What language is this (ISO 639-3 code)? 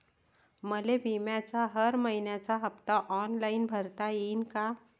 mar